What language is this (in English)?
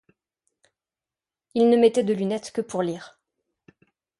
French